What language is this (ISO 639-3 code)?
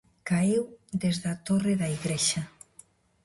glg